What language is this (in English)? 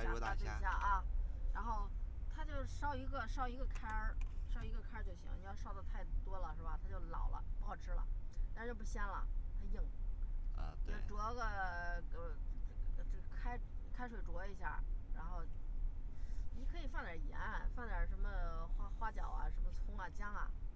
Chinese